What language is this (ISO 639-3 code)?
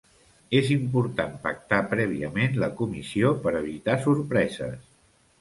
cat